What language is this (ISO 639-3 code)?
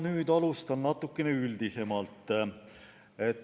est